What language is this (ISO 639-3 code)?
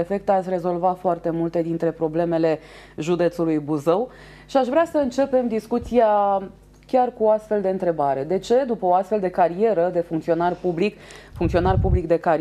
ron